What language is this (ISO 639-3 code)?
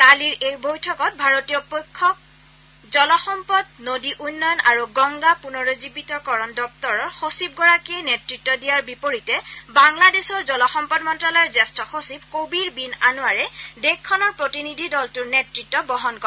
asm